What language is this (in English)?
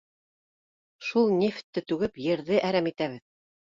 Bashkir